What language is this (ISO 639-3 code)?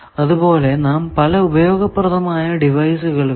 mal